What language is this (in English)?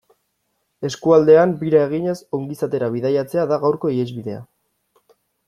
Basque